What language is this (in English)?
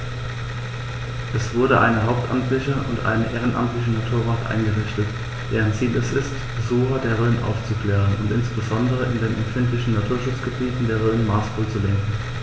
German